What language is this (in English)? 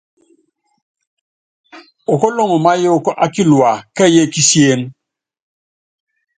Yangben